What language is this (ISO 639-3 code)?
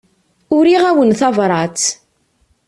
kab